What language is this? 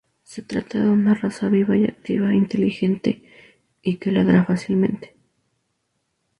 Spanish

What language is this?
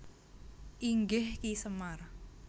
Javanese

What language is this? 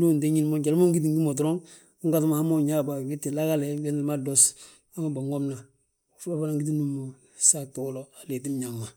Balanta-Ganja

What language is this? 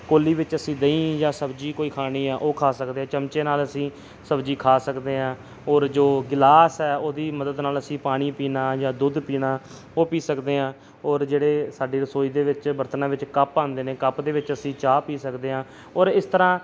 Punjabi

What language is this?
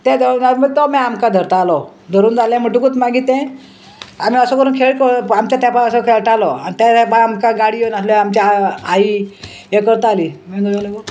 Konkani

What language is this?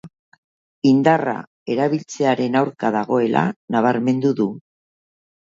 Basque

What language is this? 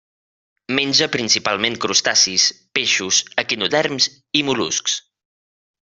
Catalan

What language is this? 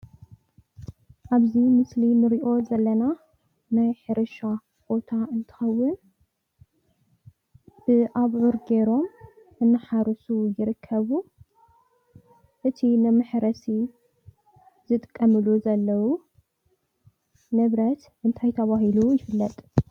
Tigrinya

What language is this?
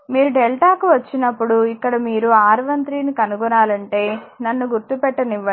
Telugu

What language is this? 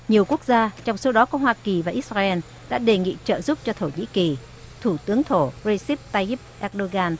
Vietnamese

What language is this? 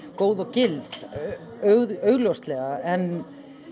Icelandic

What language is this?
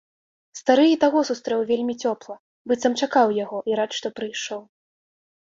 Belarusian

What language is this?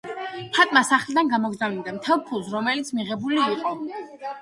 Georgian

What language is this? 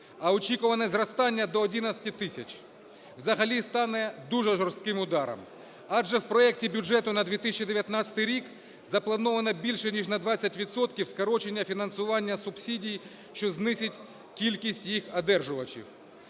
Ukrainian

